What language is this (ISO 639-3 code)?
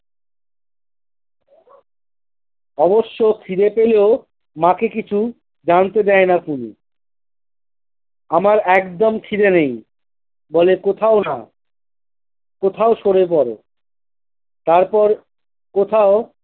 ben